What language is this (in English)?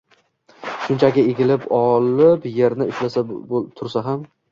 Uzbek